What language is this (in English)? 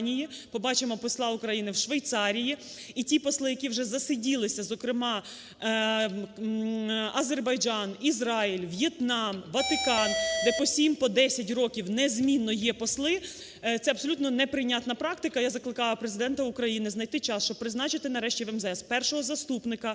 Ukrainian